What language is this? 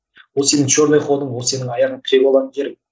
Kazakh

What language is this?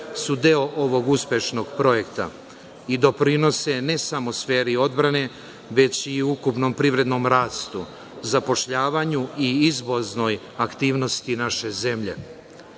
Serbian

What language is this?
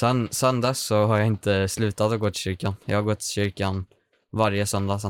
Swedish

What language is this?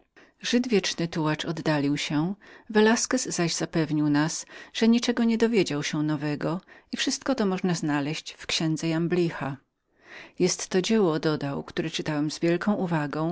Polish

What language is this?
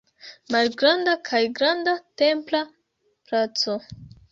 Esperanto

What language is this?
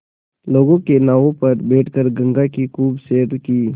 Hindi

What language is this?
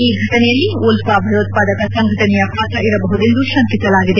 Kannada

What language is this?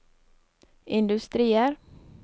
Norwegian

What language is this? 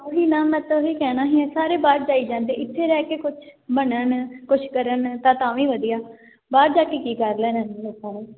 Punjabi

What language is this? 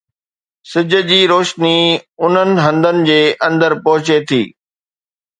Sindhi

